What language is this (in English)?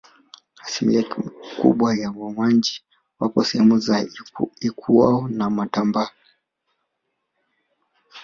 Swahili